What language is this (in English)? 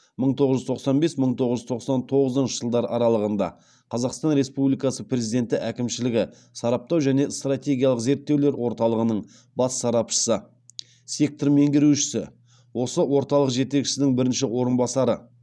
Kazakh